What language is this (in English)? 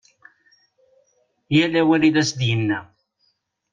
Kabyle